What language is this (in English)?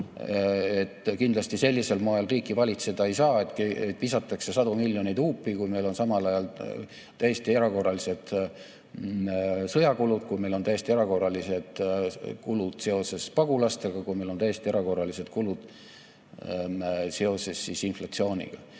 Estonian